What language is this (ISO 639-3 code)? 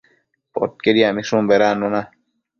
mcf